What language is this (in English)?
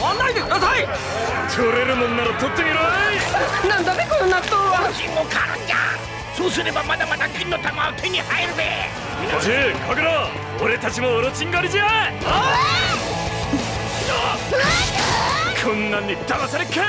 Japanese